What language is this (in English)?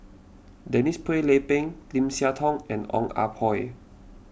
English